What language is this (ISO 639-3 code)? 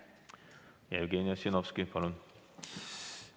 est